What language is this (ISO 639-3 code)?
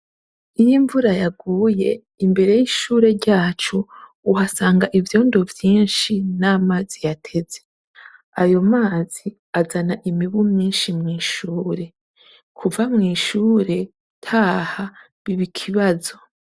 run